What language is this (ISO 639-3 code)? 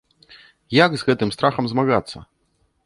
bel